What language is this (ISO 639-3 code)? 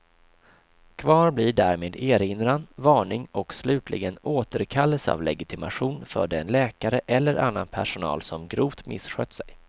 swe